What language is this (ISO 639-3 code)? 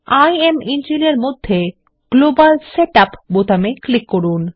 ben